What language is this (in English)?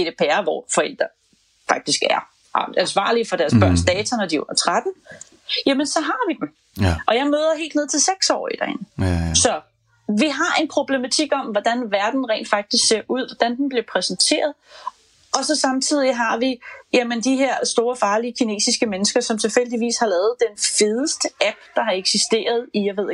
Danish